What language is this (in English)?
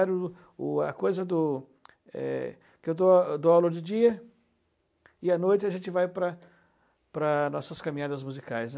Portuguese